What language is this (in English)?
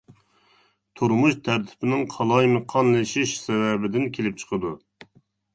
Uyghur